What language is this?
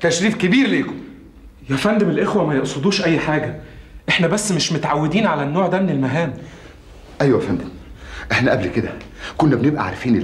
Arabic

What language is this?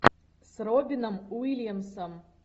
Russian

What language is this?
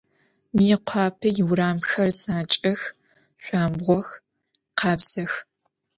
Adyghe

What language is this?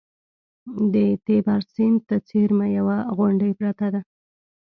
Pashto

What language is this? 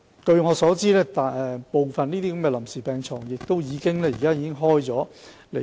Cantonese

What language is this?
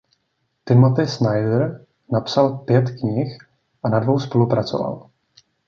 Czech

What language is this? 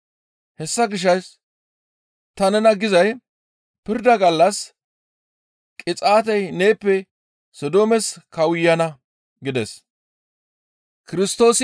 Gamo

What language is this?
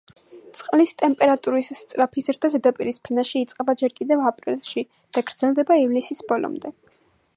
Georgian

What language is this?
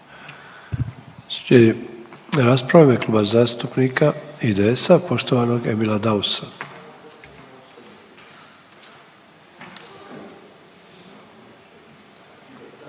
Croatian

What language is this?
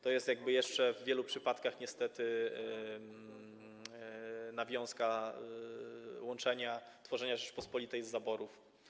Polish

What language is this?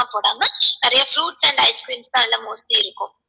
Tamil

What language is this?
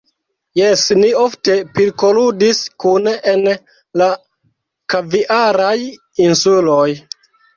Esperanto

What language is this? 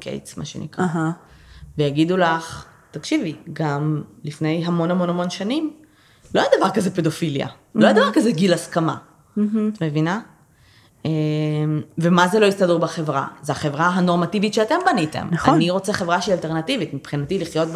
Hebrew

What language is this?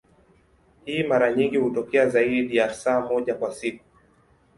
Swahili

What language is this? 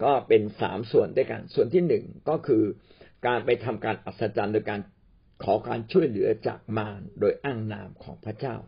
Thai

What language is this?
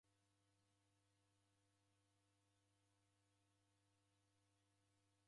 Taita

